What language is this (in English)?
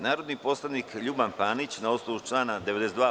Serbian